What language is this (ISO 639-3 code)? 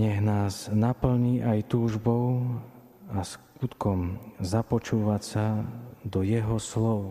slk